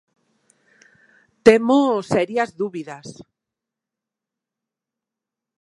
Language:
Galician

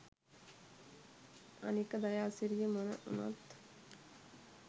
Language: Sinhala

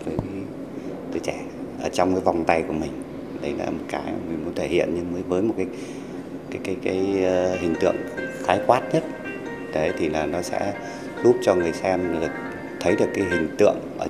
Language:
Vietnamese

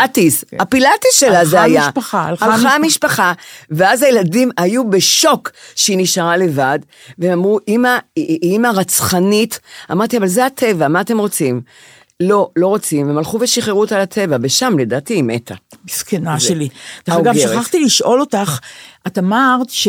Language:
Hebrew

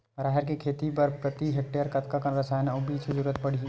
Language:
Chhattisgarhi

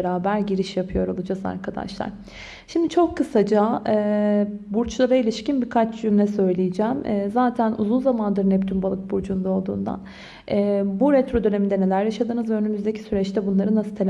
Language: Turkish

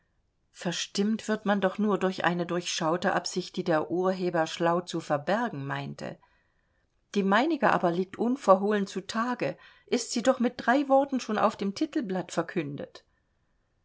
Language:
German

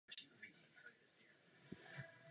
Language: Czech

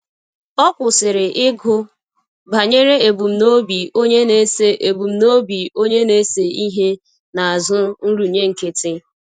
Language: Igbo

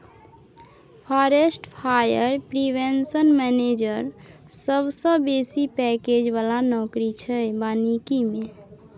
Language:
Maithili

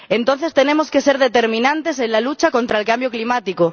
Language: Spanish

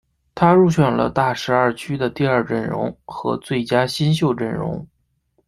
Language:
Chinese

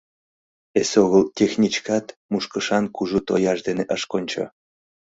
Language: Mari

